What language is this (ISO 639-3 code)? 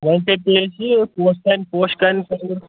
kas